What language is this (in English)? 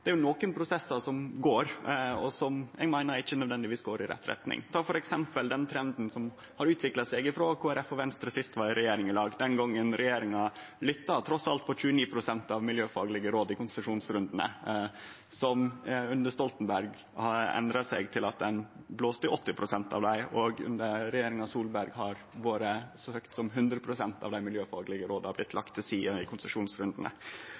Norwegian Nynorsk